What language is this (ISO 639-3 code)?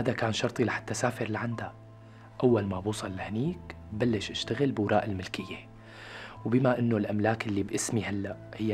ara